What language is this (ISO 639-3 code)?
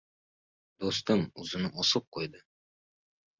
uzb